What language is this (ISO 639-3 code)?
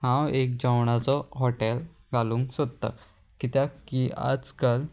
kok